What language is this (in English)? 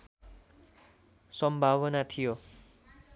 Nepali